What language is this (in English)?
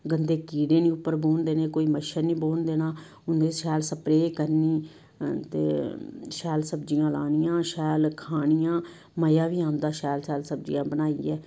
Dogri